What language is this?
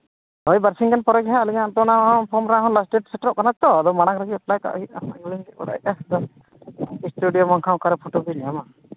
Santali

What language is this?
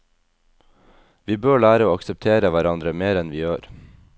Norwegian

